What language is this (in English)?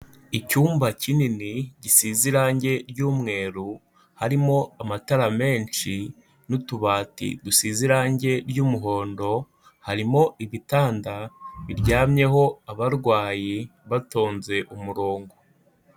Kinyarwanda